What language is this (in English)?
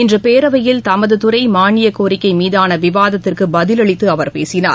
Tamil